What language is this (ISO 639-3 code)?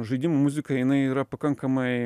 lit